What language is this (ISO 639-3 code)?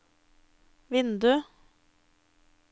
nor